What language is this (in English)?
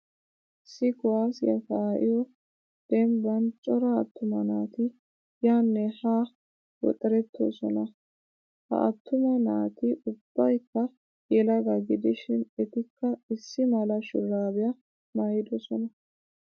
Wolaytta